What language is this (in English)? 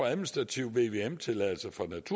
Danish